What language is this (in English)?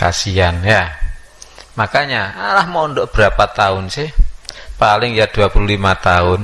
Indonesian